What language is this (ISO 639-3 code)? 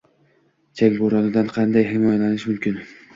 uzb